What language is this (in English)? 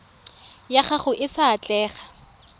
Tswana